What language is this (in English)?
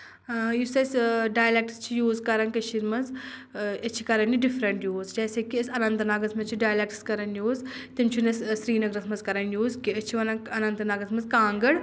Kashmiri